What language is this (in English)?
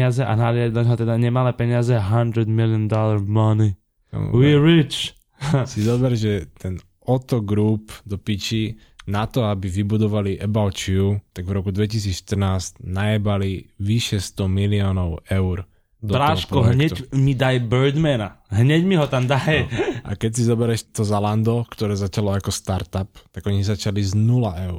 Slovak